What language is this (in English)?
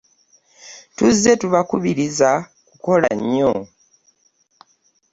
Ganda